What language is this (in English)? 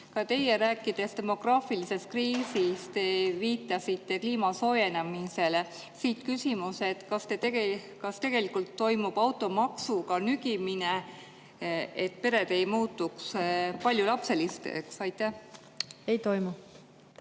Estonian